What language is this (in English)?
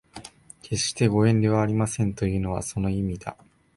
Japanese